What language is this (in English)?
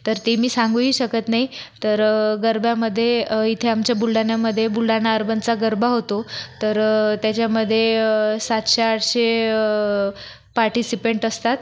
Marathi